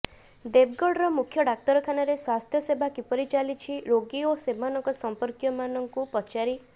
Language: Odia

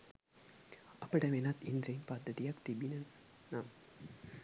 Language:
Sinhala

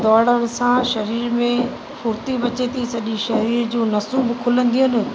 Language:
Sindhi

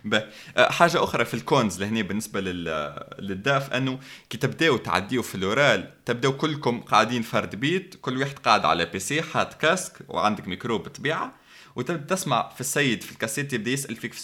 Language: Arabic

